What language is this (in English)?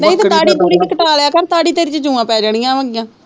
Punjabi